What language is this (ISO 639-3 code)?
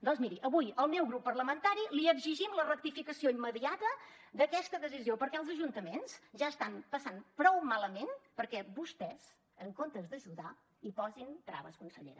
cat